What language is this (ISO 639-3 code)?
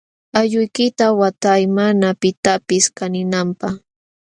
qxw